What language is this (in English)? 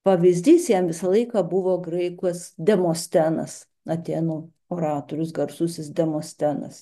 Lithuanian